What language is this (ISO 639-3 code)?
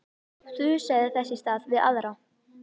isl